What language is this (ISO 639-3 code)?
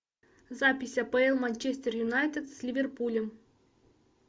rus